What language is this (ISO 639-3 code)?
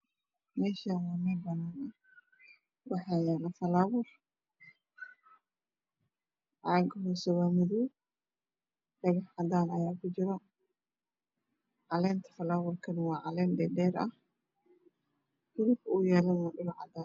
som